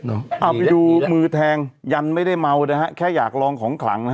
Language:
Thai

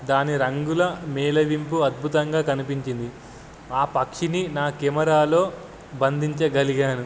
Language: Telugu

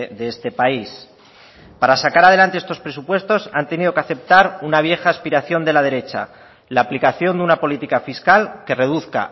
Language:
Spanish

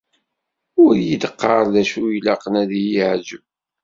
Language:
Kabyle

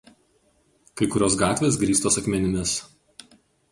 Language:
Lithuanian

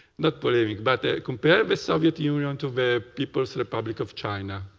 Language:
English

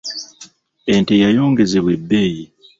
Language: Ganda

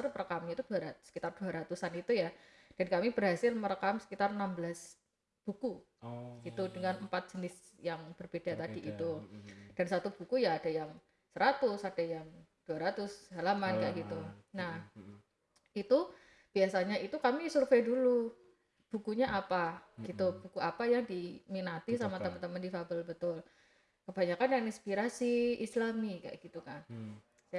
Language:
Indonesian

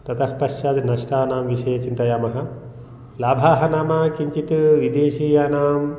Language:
Sanskrit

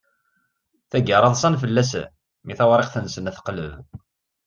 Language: Kabyle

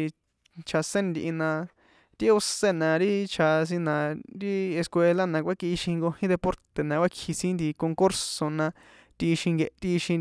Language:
San Juan Atzingo Popoloca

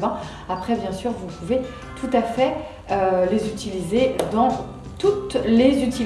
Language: French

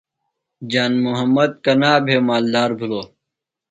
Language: Phalura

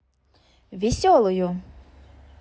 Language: Russian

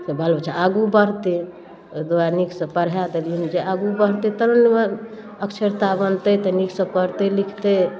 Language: Maithili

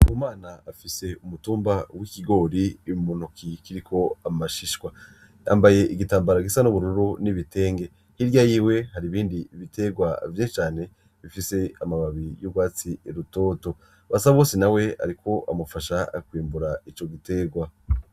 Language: Rundi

